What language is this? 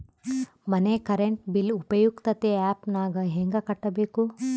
Kannada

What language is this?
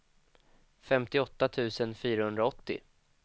Swedish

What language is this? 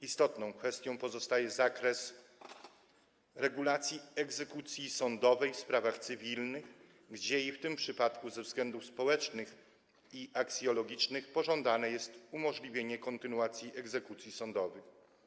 Polish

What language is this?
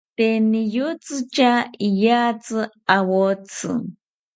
South Ucayali Ashéninka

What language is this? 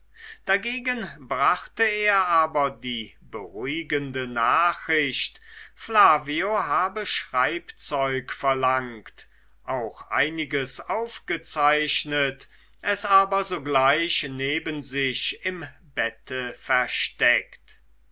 German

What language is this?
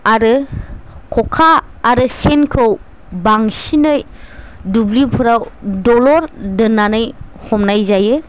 Bodo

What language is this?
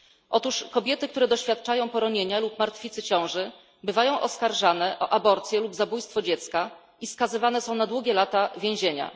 Polish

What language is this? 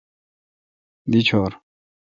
Kalkoti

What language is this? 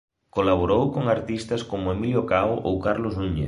Galician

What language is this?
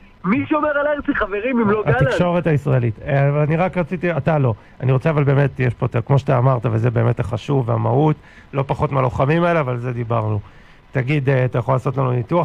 Hebrew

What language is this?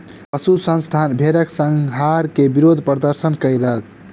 Maithili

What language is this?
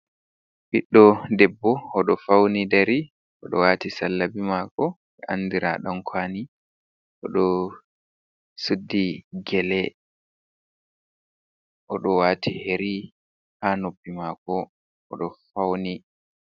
Fula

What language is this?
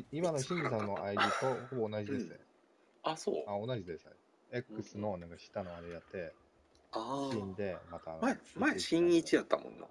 Japanese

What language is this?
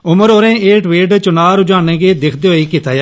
Dogri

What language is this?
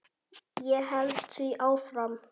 Icelandic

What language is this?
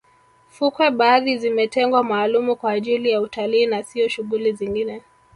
Swahili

